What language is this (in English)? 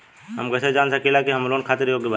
Bhojpuri